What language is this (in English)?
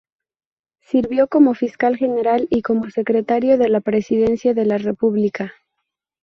Spanish